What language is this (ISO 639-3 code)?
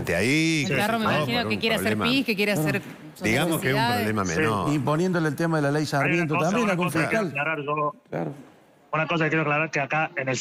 spa